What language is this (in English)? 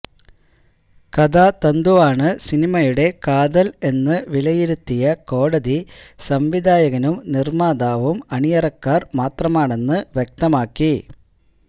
Malayalam